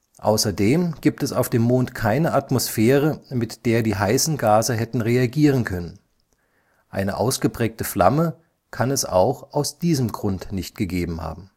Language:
German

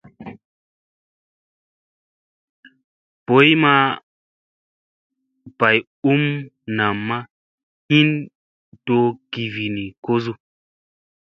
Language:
Musey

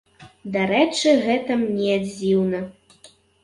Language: Belarusian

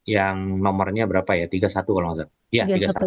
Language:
Indonesian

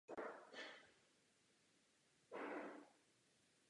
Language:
Czech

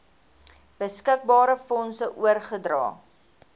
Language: Afrikaans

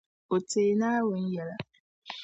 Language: Dagbani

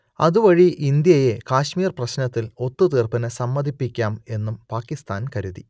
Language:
Malayalam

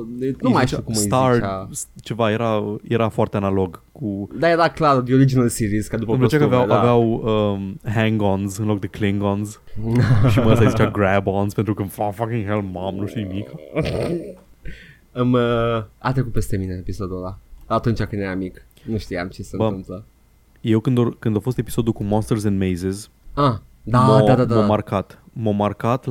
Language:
Romanian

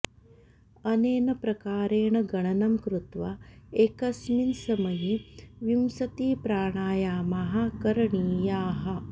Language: Sanskrit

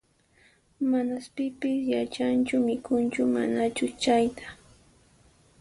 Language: Puno Quechua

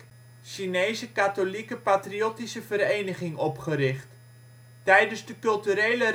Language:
Dutch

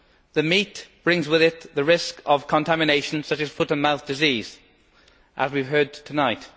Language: English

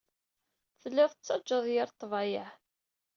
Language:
Kabyle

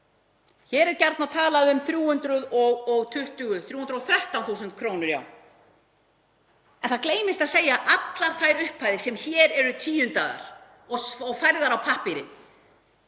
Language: Icelandic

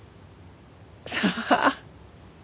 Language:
Japanese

